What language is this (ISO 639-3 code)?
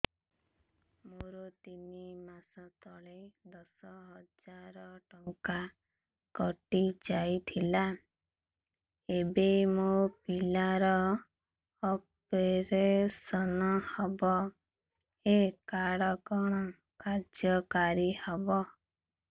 ori